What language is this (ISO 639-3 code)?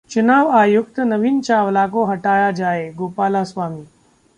hin